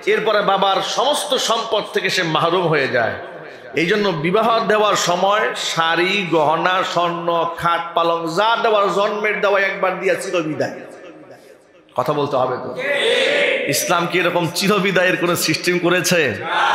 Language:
Bangla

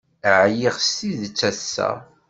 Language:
Kabyle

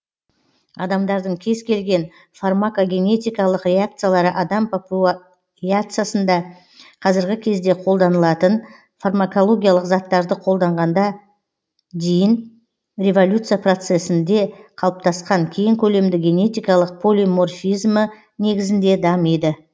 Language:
Kazakh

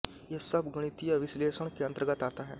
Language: Hindi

